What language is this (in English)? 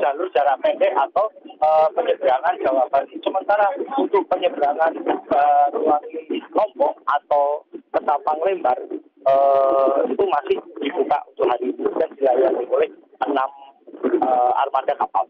Indonesian